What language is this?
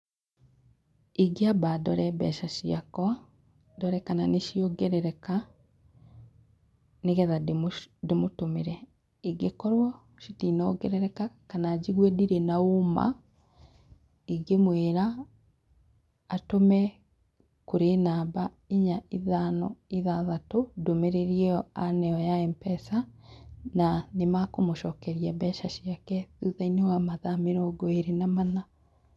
Kikuyu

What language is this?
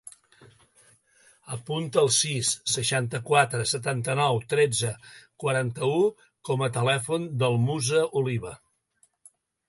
Catalan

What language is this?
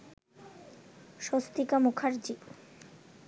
Bangla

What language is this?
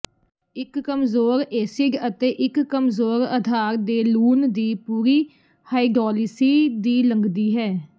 Punjabi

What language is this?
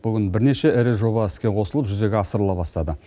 Kazakh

